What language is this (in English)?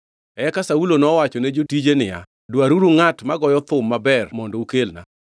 Luo (Kenya and Tanzania)